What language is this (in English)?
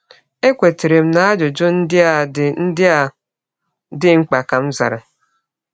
Igbo